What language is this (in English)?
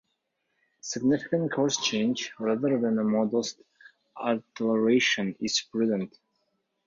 English